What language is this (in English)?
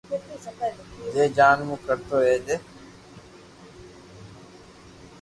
Loarki